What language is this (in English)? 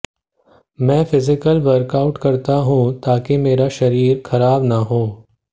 Hindi